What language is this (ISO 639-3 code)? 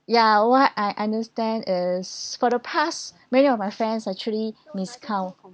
eng